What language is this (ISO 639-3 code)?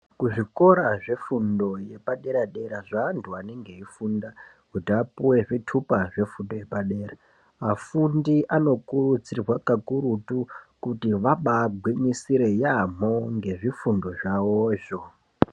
ndc